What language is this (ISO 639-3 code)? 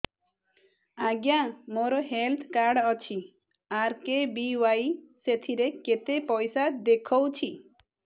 ori